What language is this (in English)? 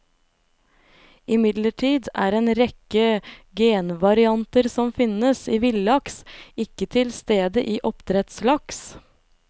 Norwegian